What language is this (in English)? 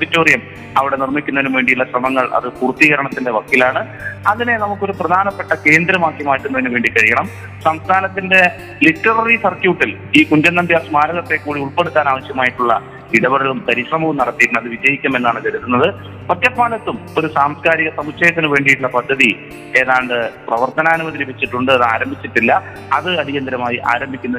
Malayalam